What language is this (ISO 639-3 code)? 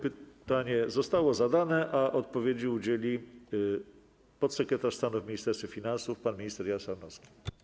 pol